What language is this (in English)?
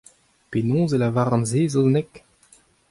Breton